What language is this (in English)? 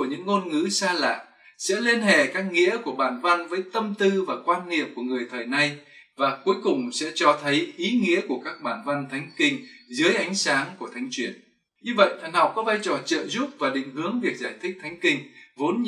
Vietnamese